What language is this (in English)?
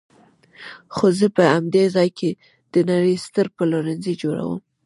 Pashto